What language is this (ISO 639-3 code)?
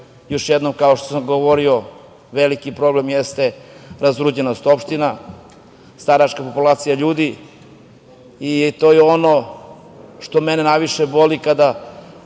srp